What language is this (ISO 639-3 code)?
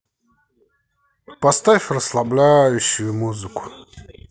rus